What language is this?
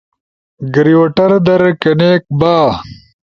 Ushojo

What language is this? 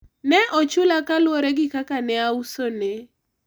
Luo (Kenya and Tanzania)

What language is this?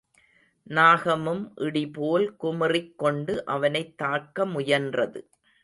Tamil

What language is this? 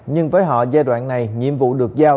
Vietnamese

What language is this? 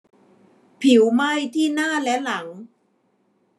Thai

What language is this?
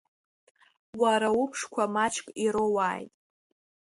Abkhazian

